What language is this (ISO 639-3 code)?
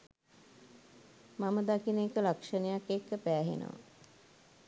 sin